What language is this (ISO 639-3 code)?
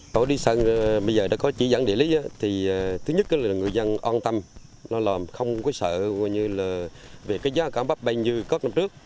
vie